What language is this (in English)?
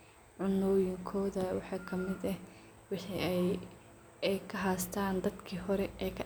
Somali